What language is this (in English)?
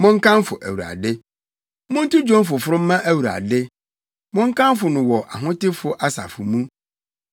Akan